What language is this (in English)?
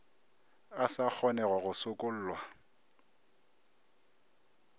Northern Sotho